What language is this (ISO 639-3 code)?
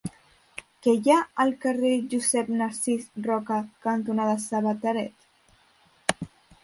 cat